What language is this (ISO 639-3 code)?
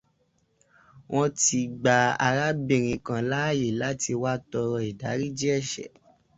yor